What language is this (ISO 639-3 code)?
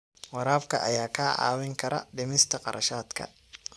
som